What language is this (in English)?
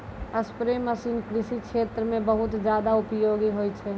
Maithili